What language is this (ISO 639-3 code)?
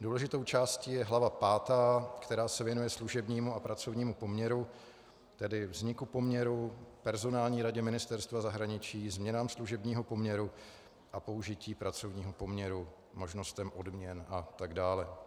ces